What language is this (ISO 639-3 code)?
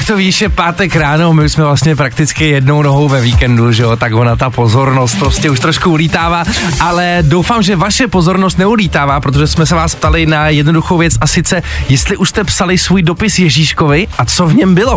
ces